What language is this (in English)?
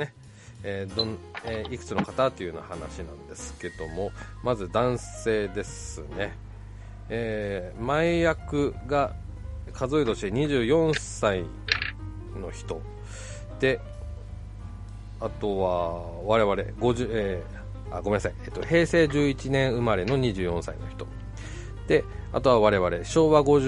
Japanese